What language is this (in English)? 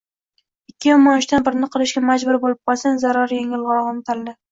Uzbek